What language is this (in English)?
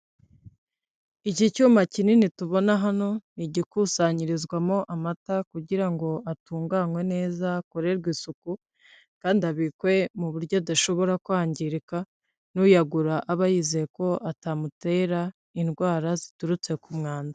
Kinyarwanda